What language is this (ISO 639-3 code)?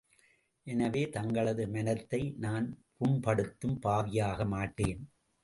tam